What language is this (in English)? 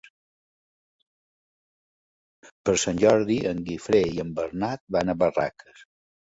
Catalan